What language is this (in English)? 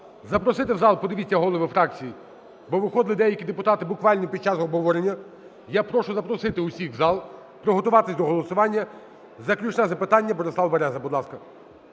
Ukrainian